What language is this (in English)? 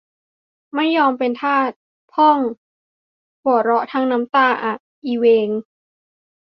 Thai